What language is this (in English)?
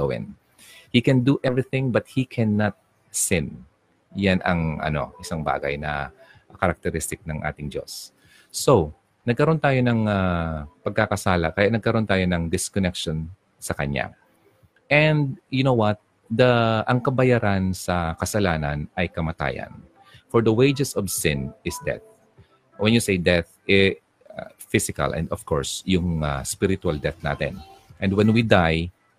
Filipino